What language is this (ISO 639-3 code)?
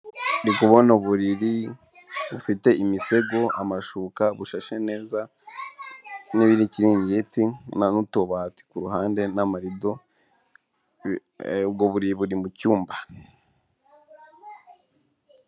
kin